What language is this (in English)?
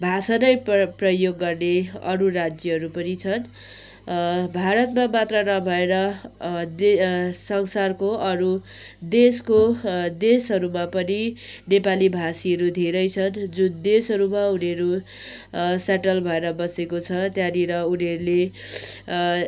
Nepali